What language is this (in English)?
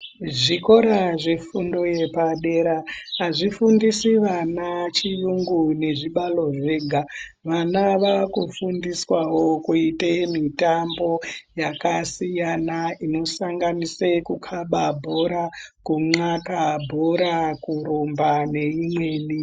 Ndau